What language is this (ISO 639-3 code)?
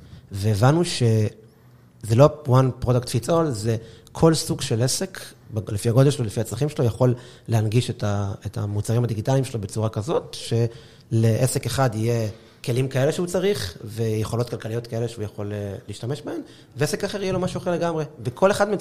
heb